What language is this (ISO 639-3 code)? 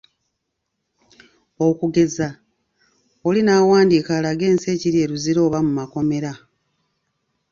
lug